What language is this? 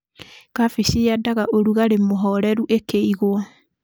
Kikuyu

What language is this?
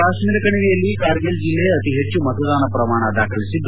Kannada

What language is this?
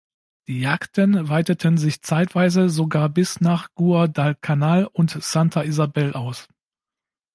German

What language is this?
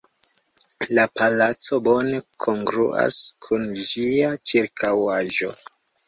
Esperanto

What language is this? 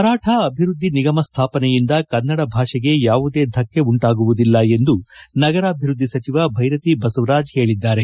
Kannada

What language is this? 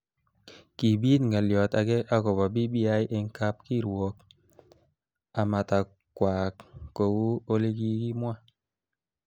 Kalenjin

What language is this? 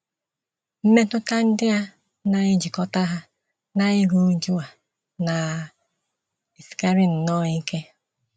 Igbo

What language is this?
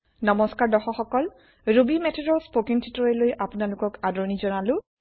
Assamese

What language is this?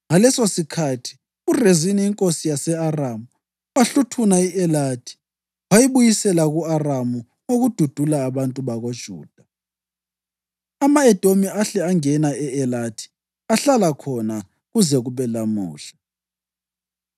North Ndebele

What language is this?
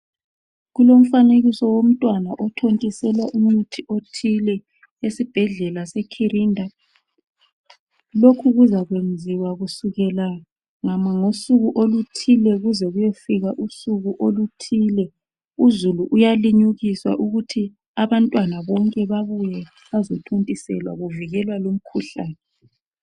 North Ndebele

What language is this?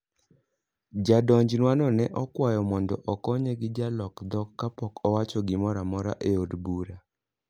Luo (Kenya and Tanzania)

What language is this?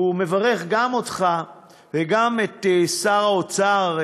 Hebrew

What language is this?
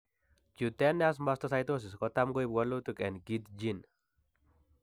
Kalenjin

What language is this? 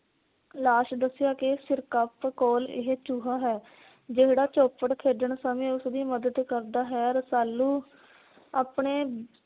Punjabi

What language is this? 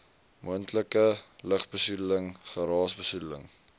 Afrikaans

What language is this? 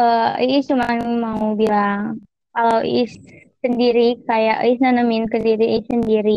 Indonesian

